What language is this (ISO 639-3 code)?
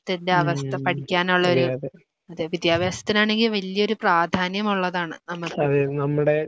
mal